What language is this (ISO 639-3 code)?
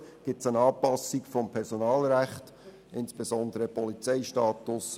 gsw